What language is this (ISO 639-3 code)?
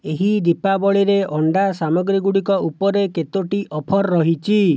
ori